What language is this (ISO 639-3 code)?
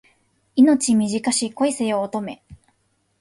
jpn